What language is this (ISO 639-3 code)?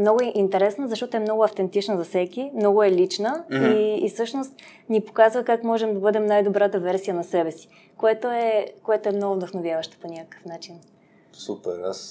bul